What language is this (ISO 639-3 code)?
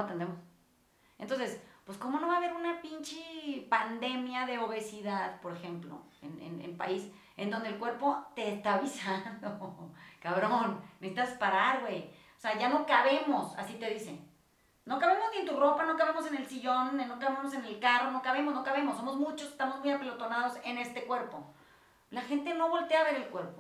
spa